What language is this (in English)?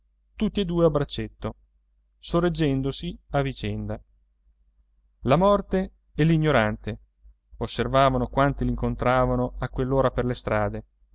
Italian